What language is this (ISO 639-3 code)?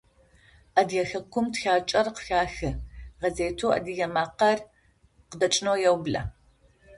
ady